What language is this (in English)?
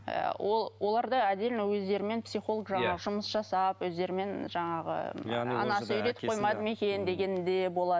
Kazakh